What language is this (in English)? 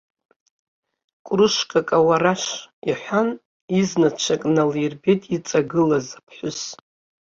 Abkhazian